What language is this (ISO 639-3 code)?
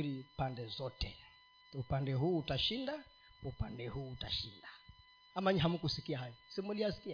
swa